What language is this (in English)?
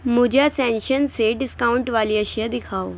Urdu